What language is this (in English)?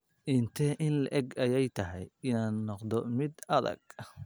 Somali